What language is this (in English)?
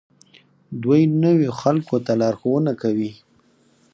Pashto